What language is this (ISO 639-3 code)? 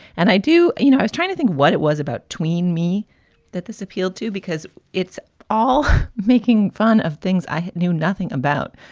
eng